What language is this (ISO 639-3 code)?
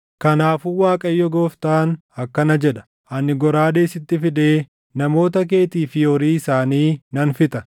orm